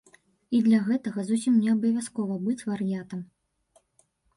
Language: Belarusian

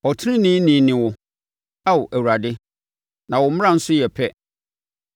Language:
Akan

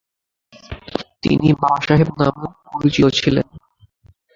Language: Bangla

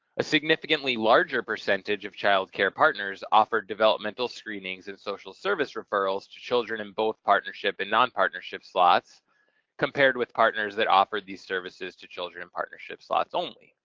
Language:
English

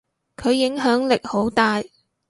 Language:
Cantonese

